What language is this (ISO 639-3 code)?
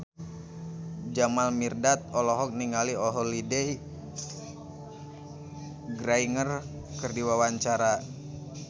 sun